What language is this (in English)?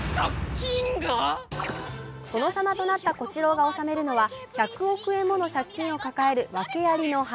Japanese